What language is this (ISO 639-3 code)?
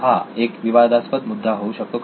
mar